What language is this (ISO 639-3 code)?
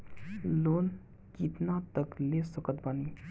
bho